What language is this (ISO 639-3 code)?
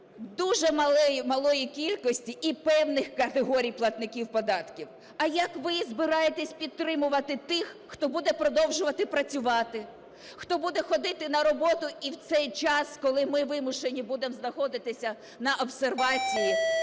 ukr